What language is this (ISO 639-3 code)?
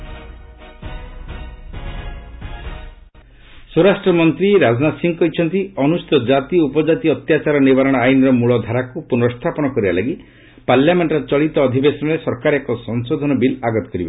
ori